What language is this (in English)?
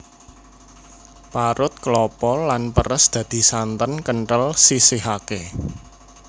Javanese